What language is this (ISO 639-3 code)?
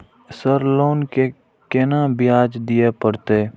mai